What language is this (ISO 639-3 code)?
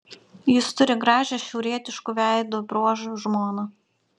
lit